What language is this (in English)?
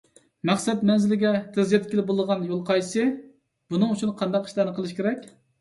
Uyghur